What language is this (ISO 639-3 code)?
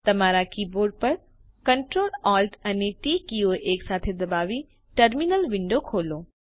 guj